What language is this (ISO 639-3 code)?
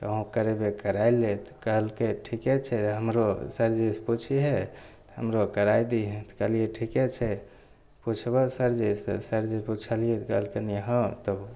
mai